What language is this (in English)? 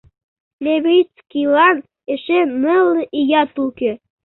Mari